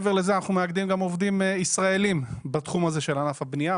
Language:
Hebrew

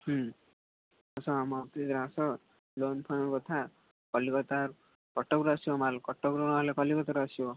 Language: Odia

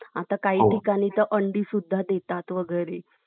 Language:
Marathi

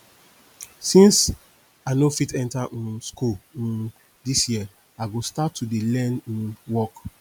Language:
Nigerian Pidgin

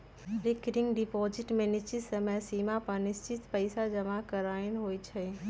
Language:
Magahi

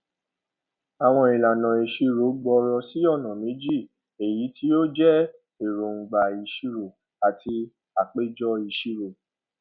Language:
Yoruba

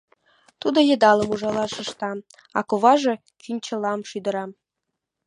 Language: Mari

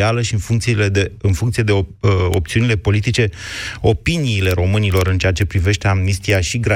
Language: Romanian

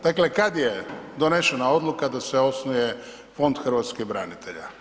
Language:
Croatian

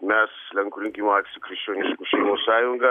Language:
Lithuanian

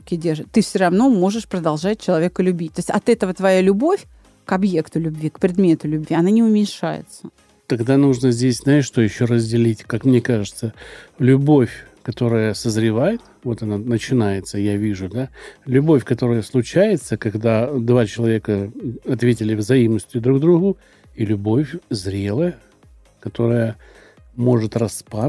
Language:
Russian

